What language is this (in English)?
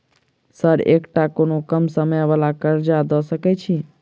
Maithili